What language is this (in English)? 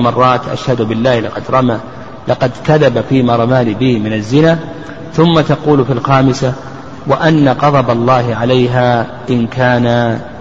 Arabic